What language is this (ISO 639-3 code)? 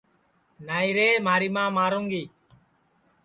ssi